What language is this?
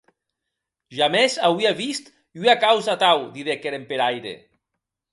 Occitan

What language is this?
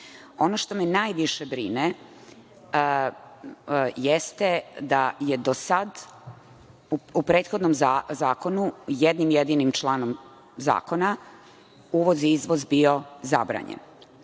Serbian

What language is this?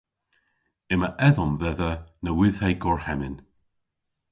Cornish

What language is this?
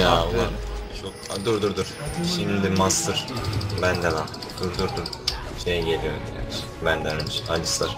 Turkish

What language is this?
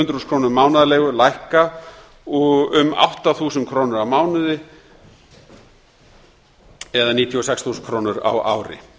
Icelandic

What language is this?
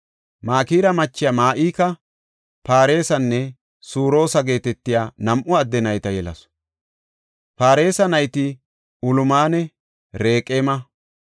Gofa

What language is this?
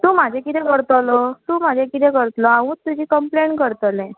Konkani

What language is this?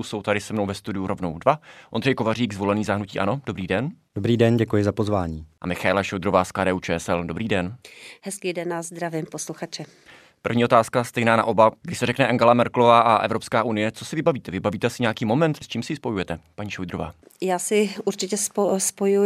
Czech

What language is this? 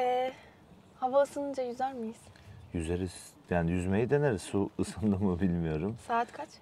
Turkish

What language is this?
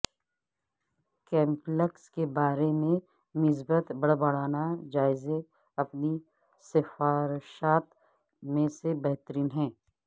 Urdu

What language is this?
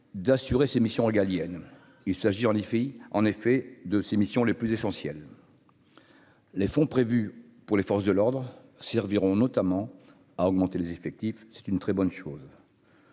French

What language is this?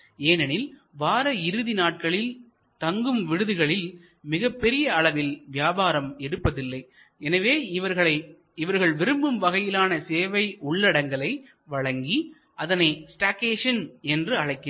Tamil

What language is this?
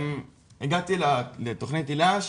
Hebrew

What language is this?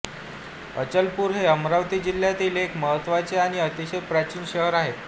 Marathi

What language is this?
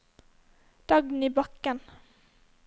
Norwegian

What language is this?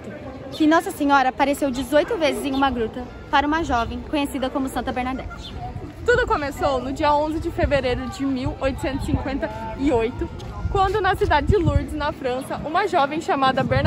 Portuguese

